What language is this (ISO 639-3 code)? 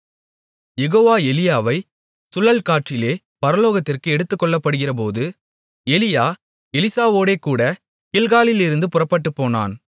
tam